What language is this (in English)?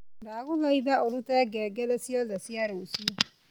Kikuyu